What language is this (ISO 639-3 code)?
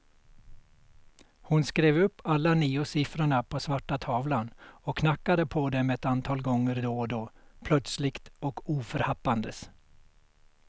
swe